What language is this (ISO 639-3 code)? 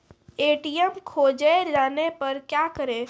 mai